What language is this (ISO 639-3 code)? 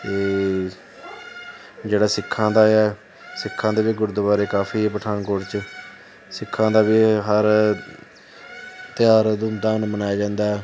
pan